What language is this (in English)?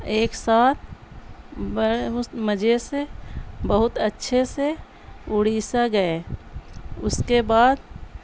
Urdu